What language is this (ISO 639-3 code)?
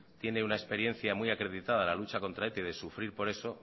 spa